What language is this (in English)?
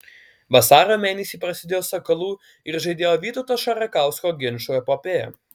Lithuanian